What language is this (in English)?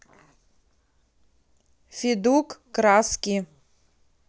Russian